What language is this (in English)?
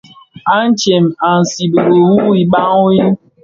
Bafia